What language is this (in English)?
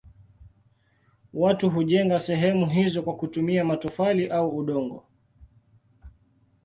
Swahili